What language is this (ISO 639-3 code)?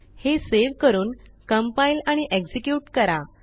mar